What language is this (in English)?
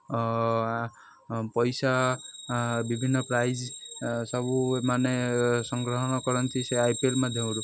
Odia